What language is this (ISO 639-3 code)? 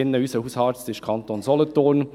gsw